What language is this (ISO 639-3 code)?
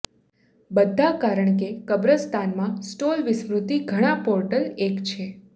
guj